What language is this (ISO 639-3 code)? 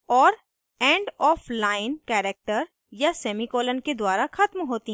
hin